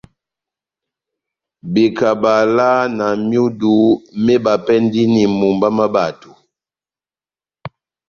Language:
Batanga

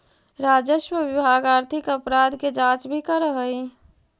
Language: Magahi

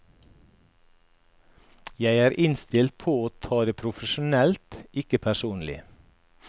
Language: Norwegian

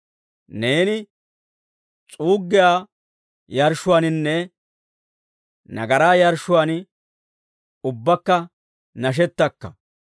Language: Dawro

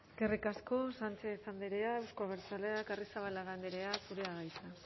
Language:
Basque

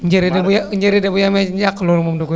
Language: Wolof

